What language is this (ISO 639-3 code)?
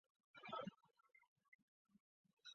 zho